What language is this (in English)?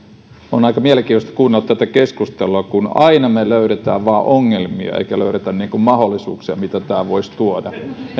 Finnish